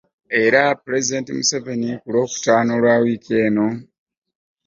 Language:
Ganda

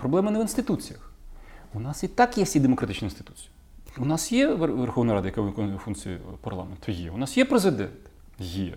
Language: Ukrainian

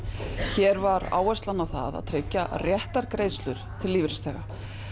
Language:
Icelandic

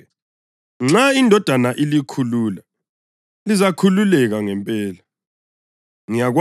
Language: North Ndebele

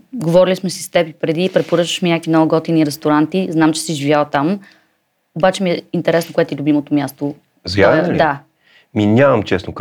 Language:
Bulgarian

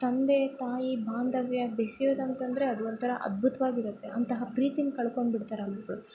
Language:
Kannada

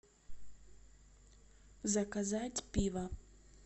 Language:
Russian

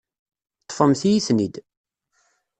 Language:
Kabyle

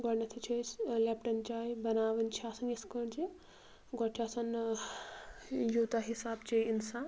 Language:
Kashmiri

